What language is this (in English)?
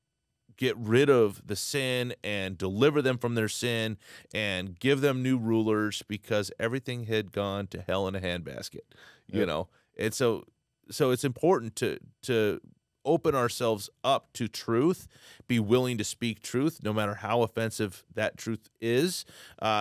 English